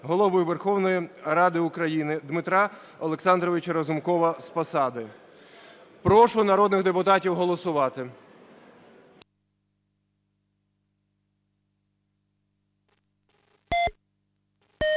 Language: Ukrainian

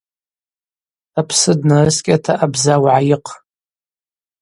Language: Abaza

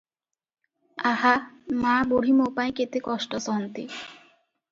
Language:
Odia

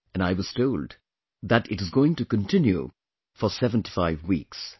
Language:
English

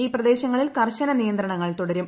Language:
Malayalam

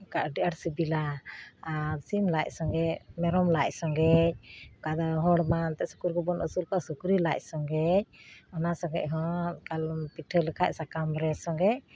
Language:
Santali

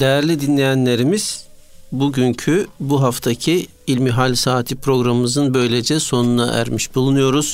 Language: Turkish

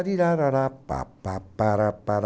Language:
Portuguese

